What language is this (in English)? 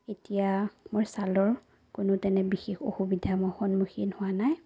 Assamese